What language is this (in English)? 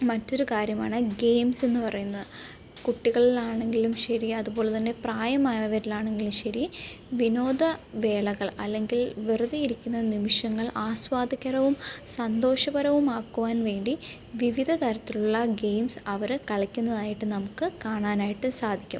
Malayalam